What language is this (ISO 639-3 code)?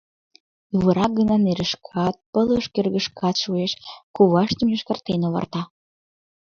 chm